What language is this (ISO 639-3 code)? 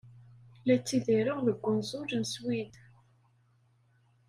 kab